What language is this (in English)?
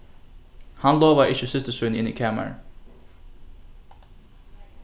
Faroese